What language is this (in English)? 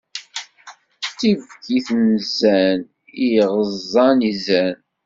Kabyle